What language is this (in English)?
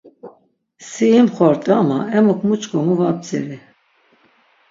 Laz